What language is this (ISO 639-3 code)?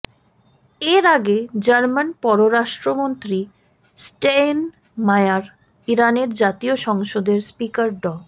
ben